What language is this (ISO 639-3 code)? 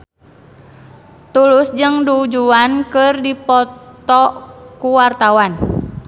sun